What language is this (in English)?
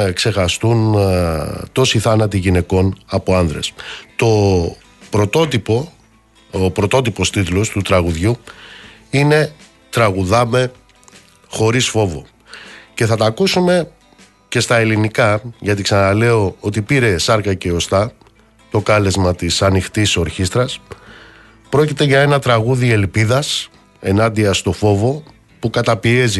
Greek